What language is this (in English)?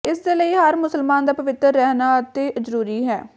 Punjabi